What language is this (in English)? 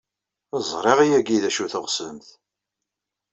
Kabyle